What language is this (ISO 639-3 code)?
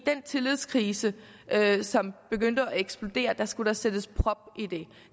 dan